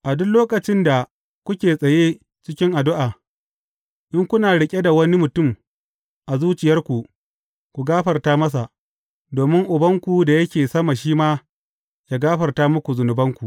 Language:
Hausa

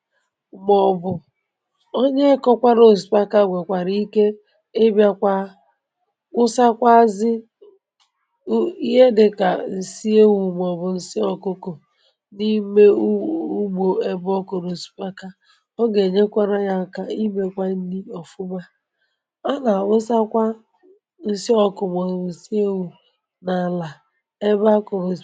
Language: Igbo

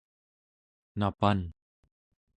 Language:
Central Yupik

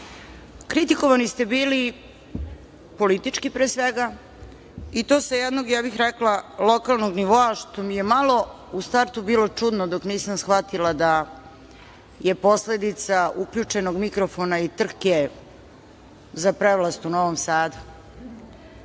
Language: Serbian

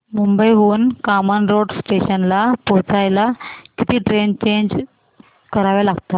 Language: Marathi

